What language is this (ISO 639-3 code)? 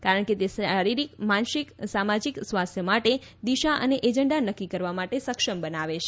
guj